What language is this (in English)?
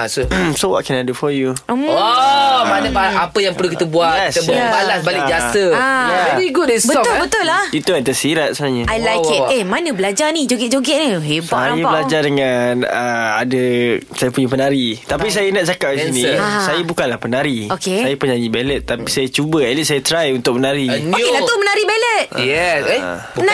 Malay